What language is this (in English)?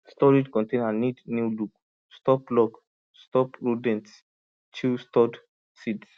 Nigerian Pidgin